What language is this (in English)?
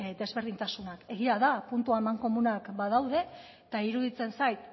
Basque